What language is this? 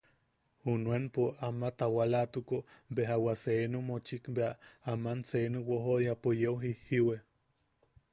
Yaqui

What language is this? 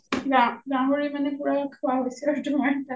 Assamese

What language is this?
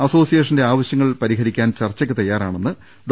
Malayalam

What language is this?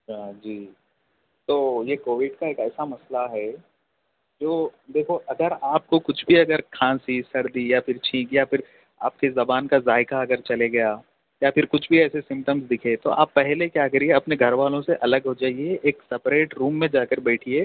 Urdu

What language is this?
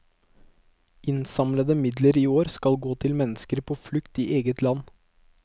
Norwegian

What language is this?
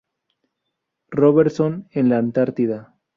Spanish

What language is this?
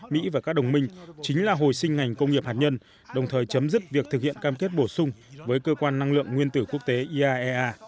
Vietnamese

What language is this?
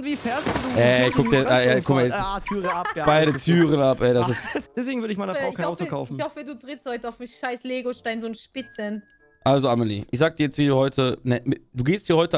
German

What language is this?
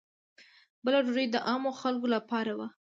Pashto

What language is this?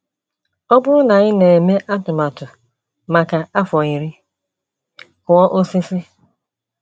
Igbo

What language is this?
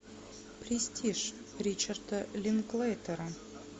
Russian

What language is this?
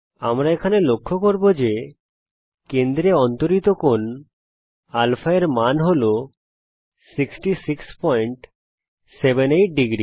Bangla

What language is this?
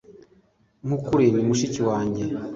Kinyarwanda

